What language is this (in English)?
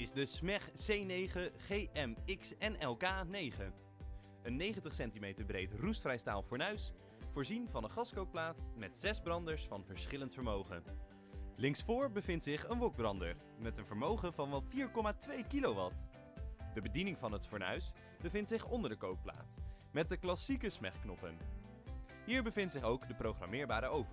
Dutch